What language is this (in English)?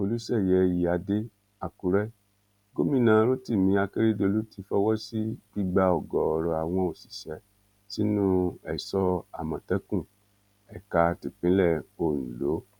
Yoruba